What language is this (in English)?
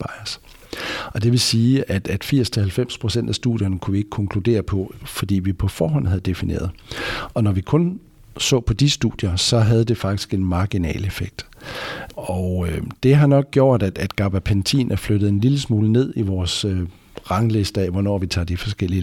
Danish